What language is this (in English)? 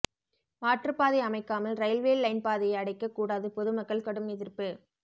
Tamil